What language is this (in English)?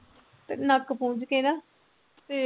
Punjabi